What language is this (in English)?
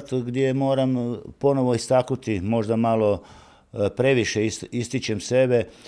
Croatian